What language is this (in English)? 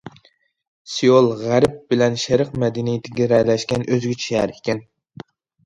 Uyghur